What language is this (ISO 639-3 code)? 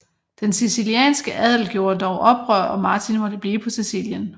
dan